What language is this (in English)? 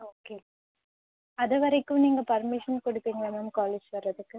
Tamil